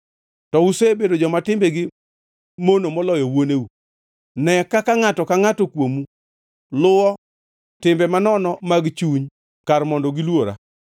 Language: Luo (Kenya and Tanzania)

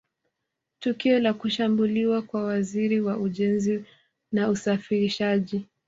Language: Swahili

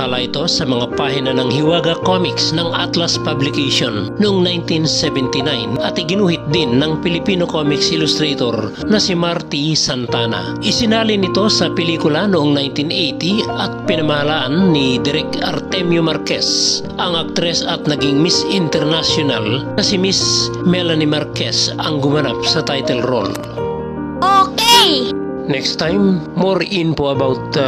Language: Filipino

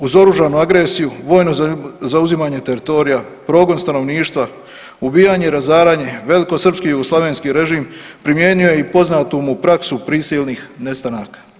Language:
Croatian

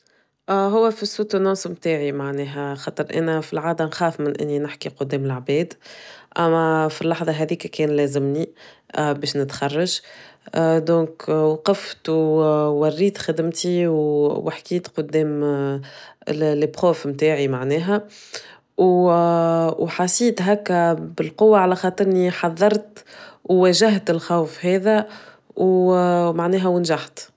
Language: Tunisian Arabic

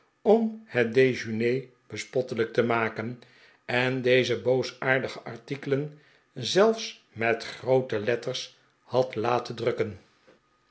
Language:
Dutch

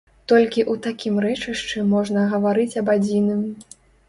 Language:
Belarusian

